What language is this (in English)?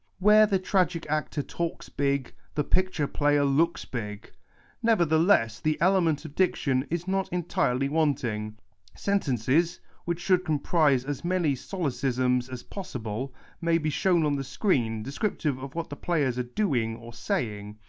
English